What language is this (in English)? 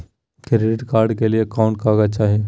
Magahi